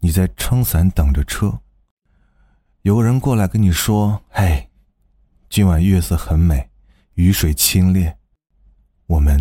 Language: Chinese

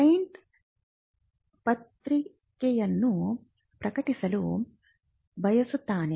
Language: Kannada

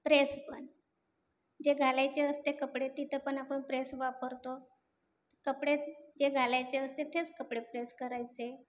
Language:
Marathi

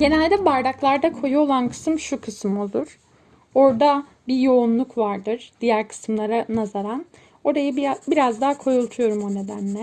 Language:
Turkish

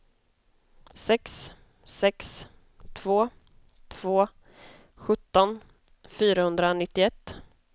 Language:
Swedish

